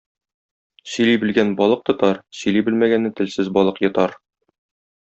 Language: Tatar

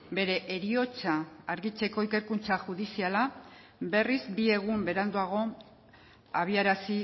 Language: Basque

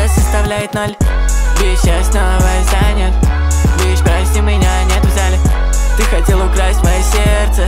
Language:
Romanian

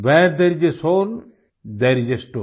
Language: Hindi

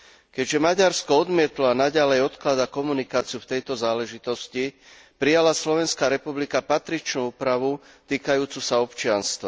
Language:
Slovak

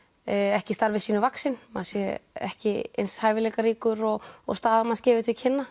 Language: Icelandic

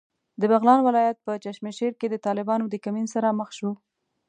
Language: Pashto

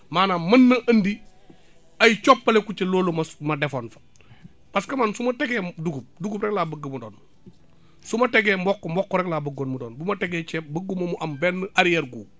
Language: Wolof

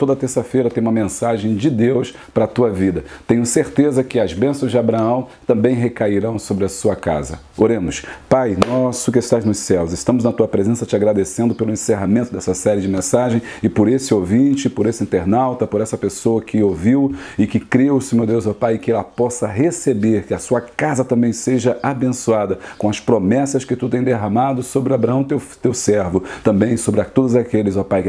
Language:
Portuguese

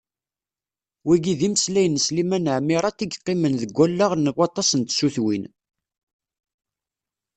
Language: Kabyle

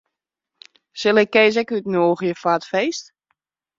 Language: Western Frisian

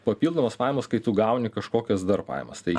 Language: Lithuanian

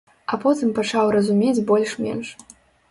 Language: Belarusian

